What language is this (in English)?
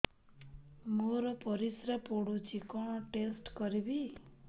Odia